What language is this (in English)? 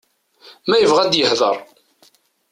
Kabyle